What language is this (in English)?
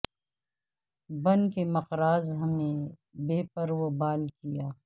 Urdu